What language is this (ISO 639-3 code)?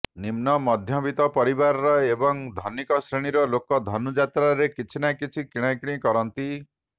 ori